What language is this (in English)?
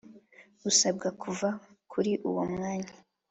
Kinyarwanda